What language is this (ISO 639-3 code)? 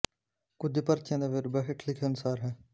pan